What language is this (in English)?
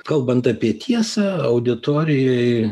Lithuanian